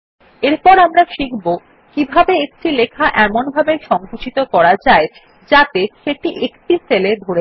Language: Bangla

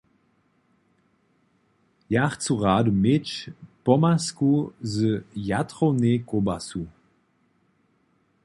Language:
Upper Sorbian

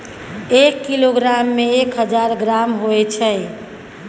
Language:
Maithili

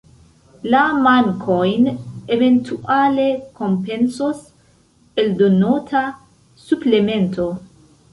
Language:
Esperanto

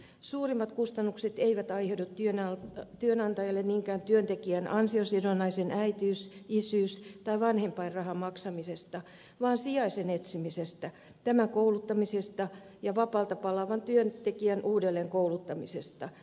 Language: Finnish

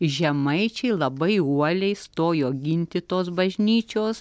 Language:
Lithuanian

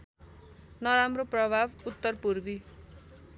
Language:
Nepali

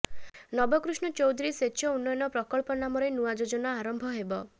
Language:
Odia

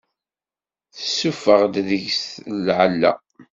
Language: Kabyle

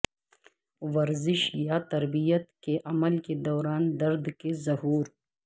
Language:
Urdu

